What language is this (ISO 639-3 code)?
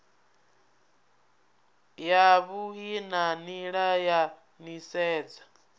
ven